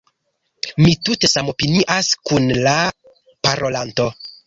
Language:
Esperanto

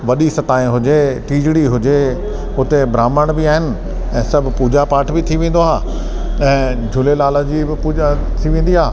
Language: Sindhi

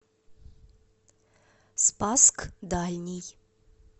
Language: Russian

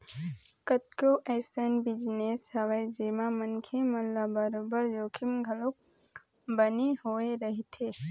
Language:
Chhattisgarhi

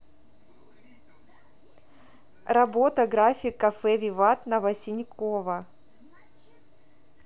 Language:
Russian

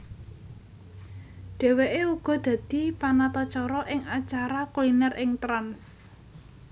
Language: Javanese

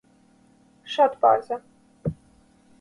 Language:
Armenian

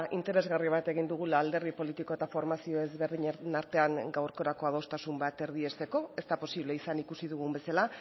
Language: Basque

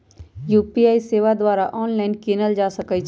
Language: Magahi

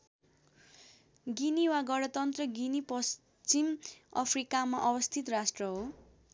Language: Nepali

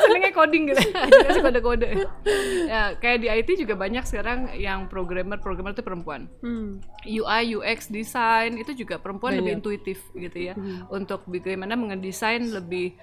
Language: Indonesian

